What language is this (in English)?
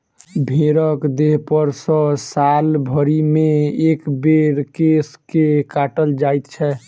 Maithili